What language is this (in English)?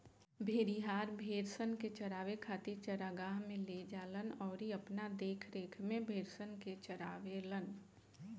Bhojpuri